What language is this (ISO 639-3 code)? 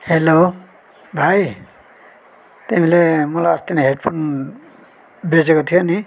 nep